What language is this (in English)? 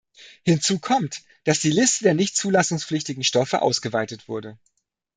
German